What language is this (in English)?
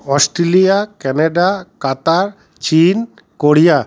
Bangla